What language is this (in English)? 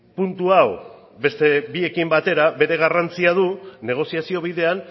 Basque